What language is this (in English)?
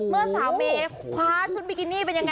Thai